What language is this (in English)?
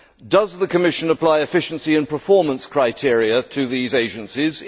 English